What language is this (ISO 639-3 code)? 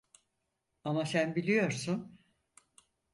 tur